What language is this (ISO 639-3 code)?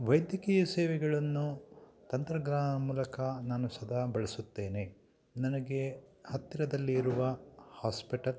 kan